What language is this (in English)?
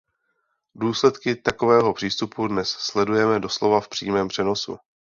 Czech